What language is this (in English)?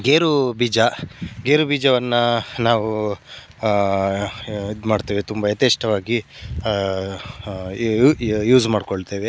Kannada